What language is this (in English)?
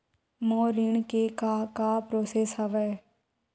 Chhattisgarhi